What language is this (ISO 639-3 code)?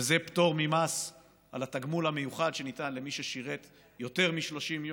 heb